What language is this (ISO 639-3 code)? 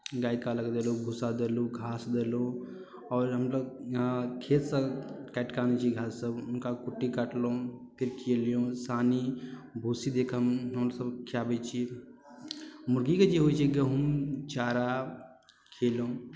mai